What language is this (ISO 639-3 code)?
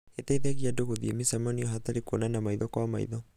kik